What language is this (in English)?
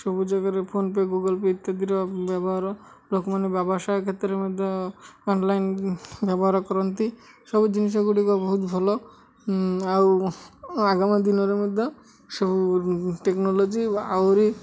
Odia